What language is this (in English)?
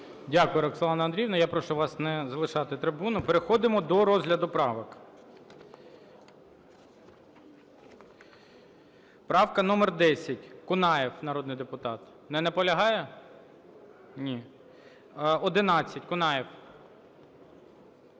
Ukrainian